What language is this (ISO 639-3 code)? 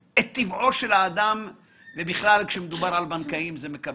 heb